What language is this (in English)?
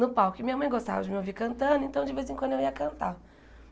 Portuguese